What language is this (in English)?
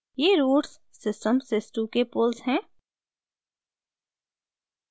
Hindi